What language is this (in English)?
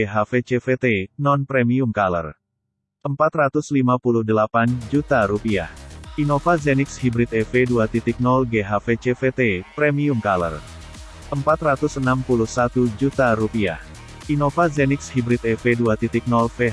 Indonesian